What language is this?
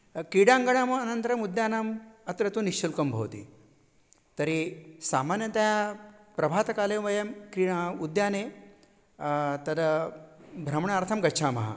Sanskrit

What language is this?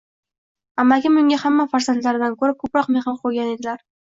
Uzbek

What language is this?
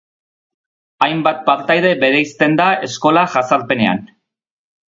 Basque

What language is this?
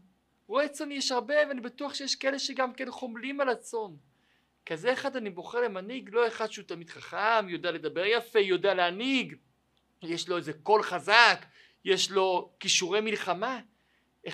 Hebrew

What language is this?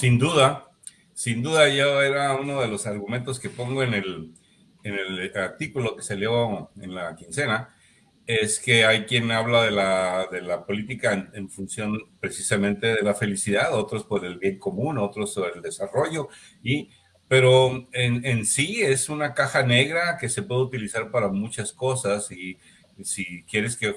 Spanish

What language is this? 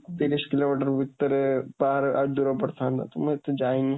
Odia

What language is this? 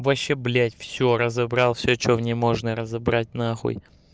Russian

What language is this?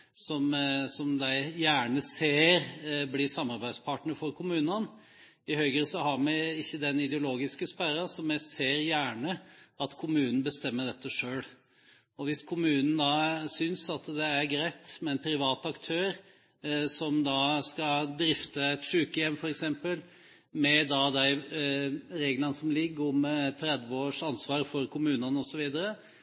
Norwegian Bokmål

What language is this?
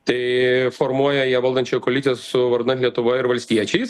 Lithuanian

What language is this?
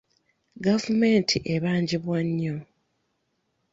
Ganda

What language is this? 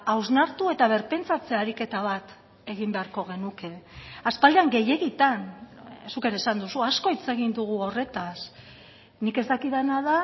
Basque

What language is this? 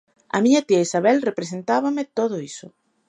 Galician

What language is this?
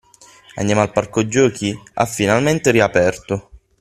Italian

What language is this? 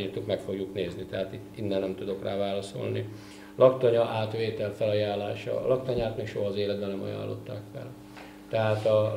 Hungarian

